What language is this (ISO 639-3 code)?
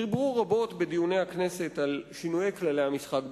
heb